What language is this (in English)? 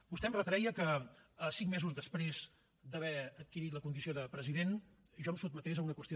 Catalan